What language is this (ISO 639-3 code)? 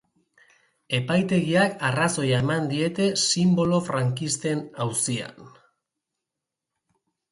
eus